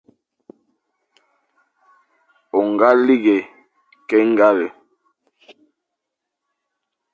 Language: Fang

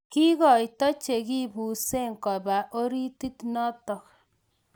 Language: Kalenjin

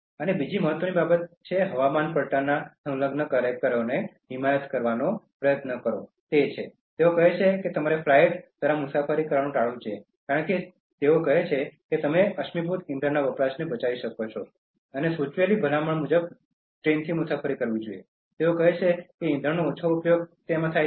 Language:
Gujarati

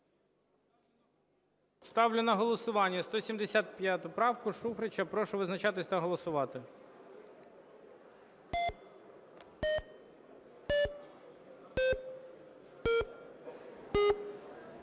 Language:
Ukrainian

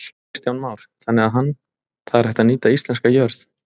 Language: Icelandic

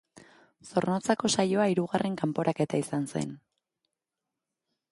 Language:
Basque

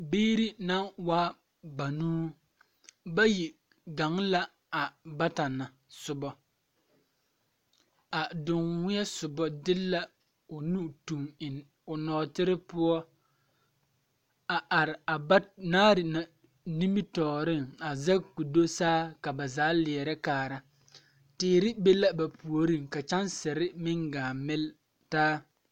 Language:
Southern Dagaare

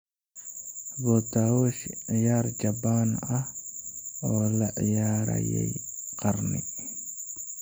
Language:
Somali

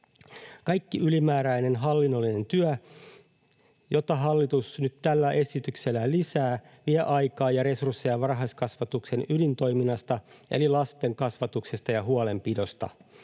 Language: Finnish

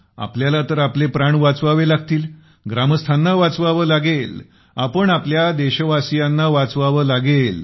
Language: Marathi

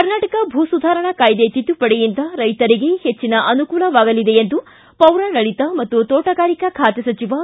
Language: Kannada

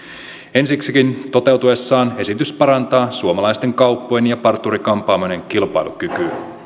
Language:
Finnish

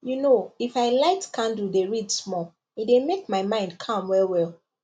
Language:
Nigerian Pidgin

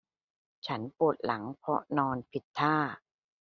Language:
Thai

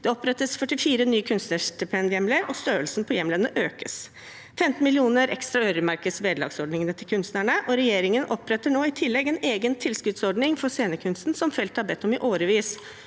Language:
Norwegian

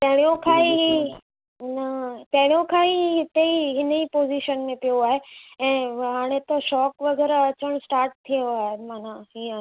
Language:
Sindhi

